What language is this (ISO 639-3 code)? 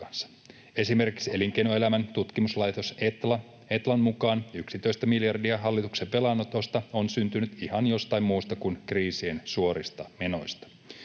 fin